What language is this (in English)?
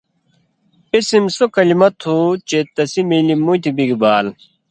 Indus Kohistani